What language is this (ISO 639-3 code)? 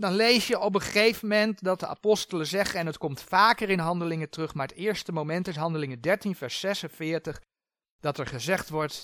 nld